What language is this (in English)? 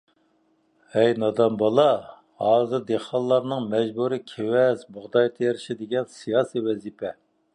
Uyghur